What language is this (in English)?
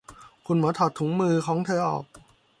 Thai